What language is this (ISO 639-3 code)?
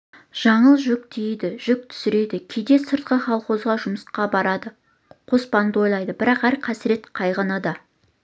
kaz